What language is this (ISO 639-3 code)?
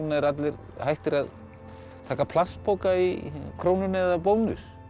isl